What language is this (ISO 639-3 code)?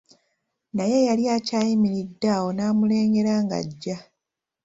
lug